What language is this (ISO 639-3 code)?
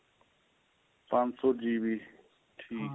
pan